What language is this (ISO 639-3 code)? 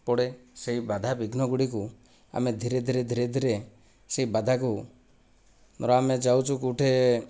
ori